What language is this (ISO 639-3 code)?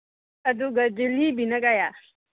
mni